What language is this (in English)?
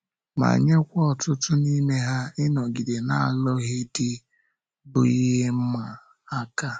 Igbo